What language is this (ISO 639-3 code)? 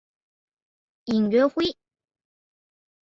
zho